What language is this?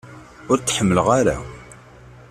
Kabyle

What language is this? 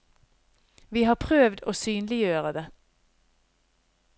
Norwegian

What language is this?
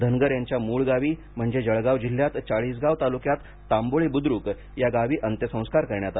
Marathi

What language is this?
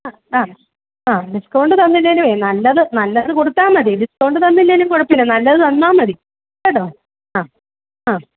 Malayalam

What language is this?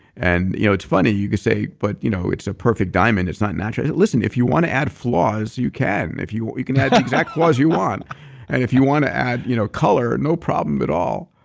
English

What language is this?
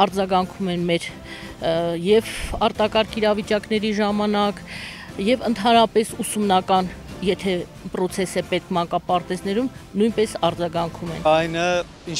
Romanian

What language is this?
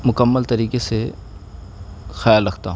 Urdu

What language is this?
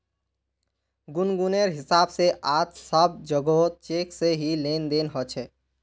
Magahi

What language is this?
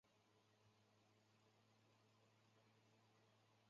Chinese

